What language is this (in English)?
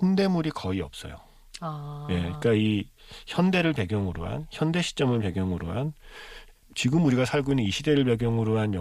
Korean